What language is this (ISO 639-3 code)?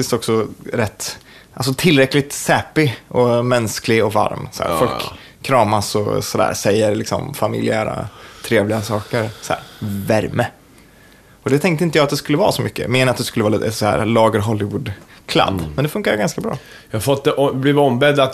swe